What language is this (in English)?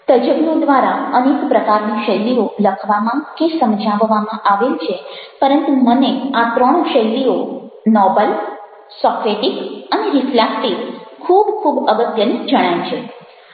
Gujarati